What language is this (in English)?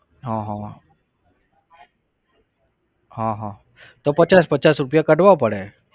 Gujarati